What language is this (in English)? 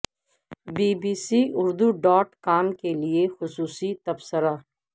Urdu